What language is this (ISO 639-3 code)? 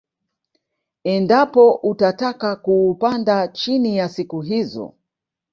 swa